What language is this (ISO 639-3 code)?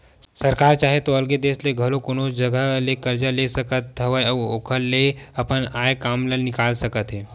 hne